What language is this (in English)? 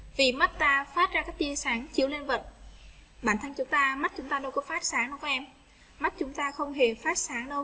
Vietnamese